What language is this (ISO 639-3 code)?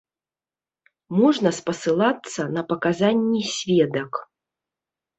bel